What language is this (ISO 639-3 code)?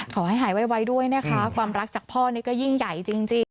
tha